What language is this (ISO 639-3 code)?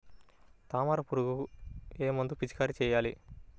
tel